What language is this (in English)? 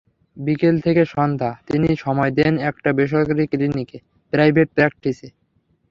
Bangla